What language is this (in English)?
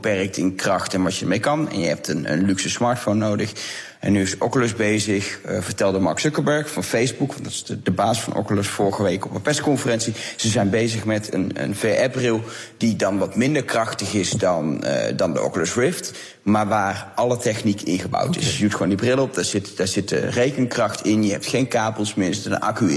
Dutch